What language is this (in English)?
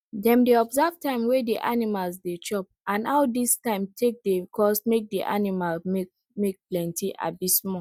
Nigerian Pidgin